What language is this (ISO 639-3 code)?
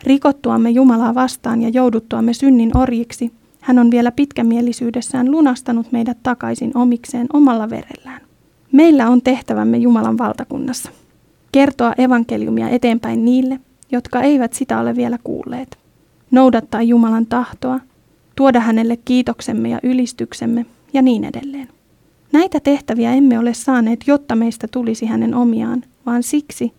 fin